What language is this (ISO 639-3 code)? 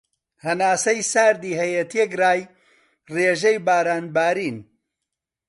ckb